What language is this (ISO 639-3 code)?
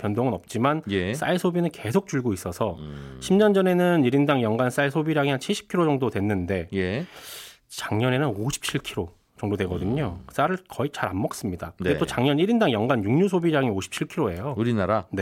kor